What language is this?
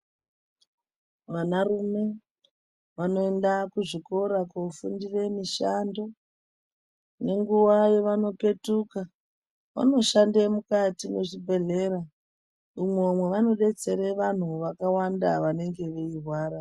Ndau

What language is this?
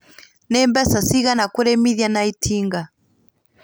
Kikuyu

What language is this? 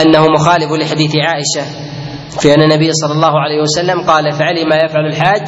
Arabic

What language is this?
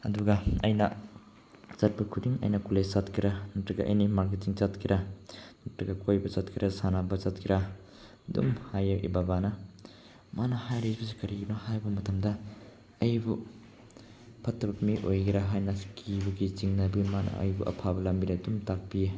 Manipuri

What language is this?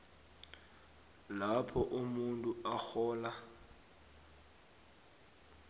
South Ndebele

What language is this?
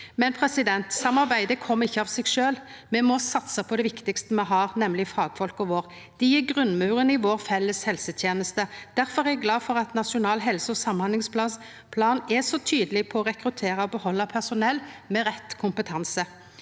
Norwegian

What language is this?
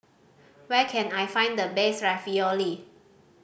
English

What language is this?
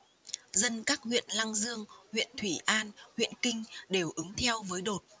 Vietnamese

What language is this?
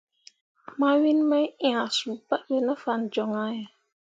Mundang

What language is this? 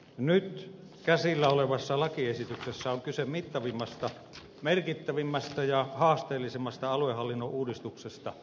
Finnish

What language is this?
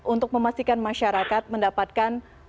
Indonesian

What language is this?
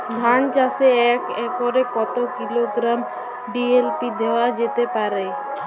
Bangla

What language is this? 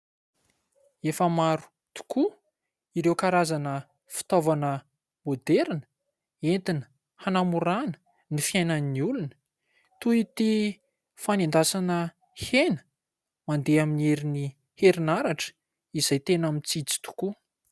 Malagasy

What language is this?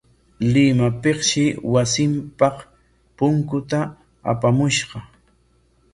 Corongo Ancash Quechua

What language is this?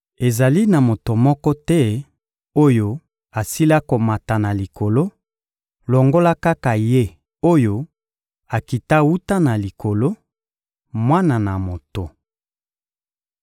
Lingala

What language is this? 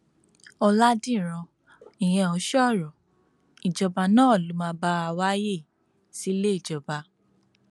Yoruba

